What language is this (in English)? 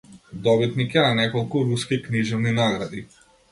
Macedonian